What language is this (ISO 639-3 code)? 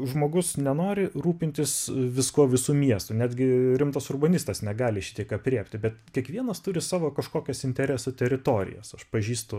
lit